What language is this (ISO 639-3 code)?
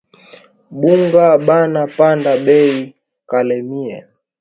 swa